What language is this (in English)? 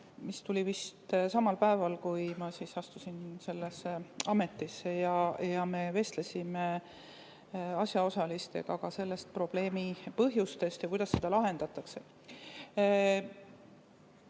Estonian